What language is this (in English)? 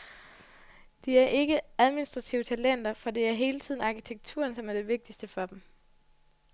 Danish